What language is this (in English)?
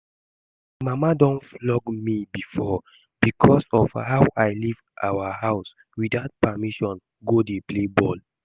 Nigerian Pidgin